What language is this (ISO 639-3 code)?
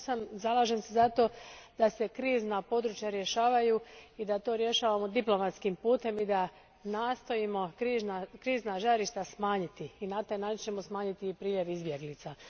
hrv